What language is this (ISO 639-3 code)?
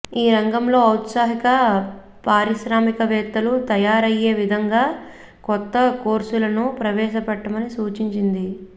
tel